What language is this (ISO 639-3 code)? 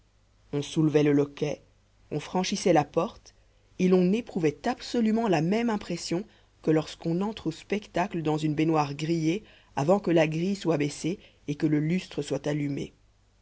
fra